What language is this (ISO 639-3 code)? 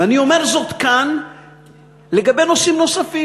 heb